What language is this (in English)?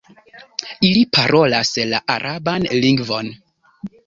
Esperanto